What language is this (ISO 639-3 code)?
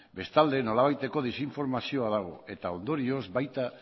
eus